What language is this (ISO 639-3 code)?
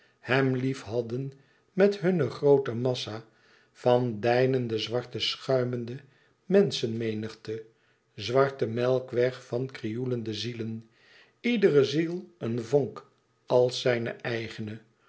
nld